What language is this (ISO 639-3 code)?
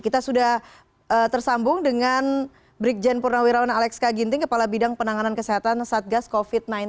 ind